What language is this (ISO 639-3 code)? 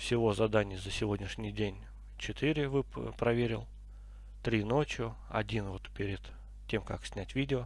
rus